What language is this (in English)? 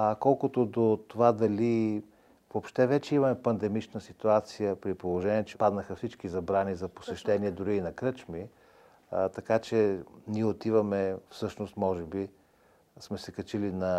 Bulgarian